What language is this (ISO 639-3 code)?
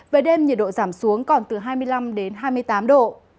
vie